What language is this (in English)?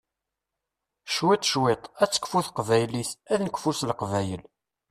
Kabyle